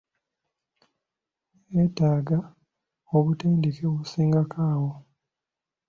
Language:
Ganda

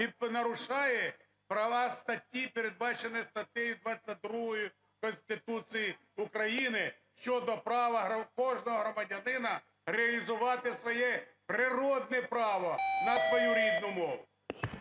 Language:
Ukrainian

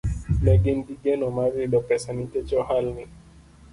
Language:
Luo (Kenya and Tanzania)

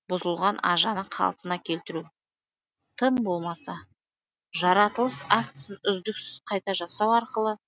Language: Kazakh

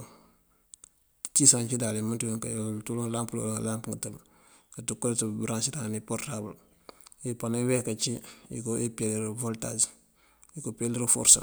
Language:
Mandjak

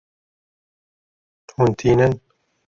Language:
Kurdish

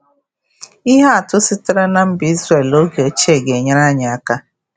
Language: Igbo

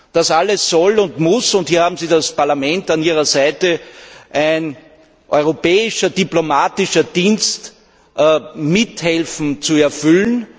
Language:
German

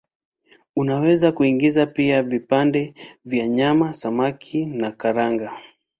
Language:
Swahili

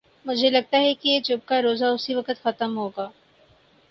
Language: Urdu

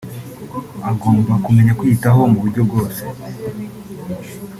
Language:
Kinyarwanda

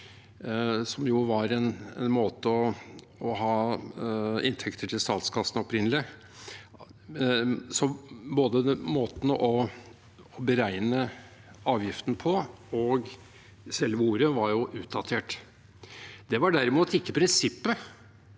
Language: Norwegian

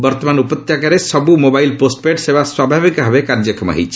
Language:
Odia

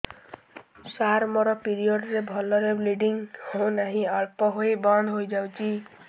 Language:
Odia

